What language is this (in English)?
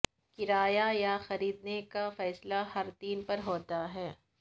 Urdu